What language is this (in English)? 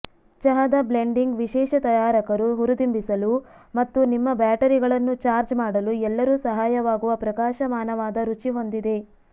Kannada